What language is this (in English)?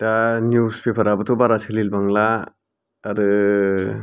Bodo